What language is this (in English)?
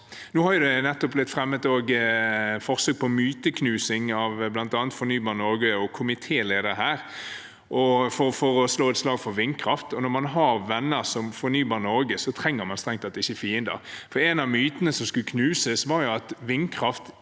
Norwegian